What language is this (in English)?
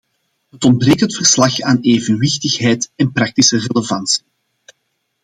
Dutch